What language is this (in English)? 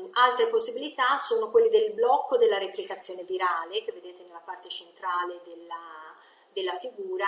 Italian